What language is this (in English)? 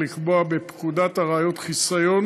Hebrew